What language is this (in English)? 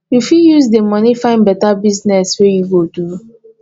Nigerian Pidgin